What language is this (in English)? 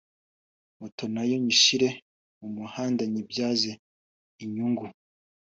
Kinyarwanda